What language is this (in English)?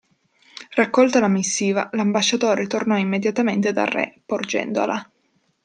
Italian